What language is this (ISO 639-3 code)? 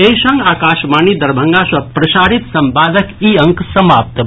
mai